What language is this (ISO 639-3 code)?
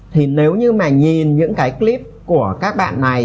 vie